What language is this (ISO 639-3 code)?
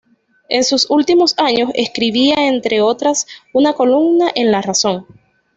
spa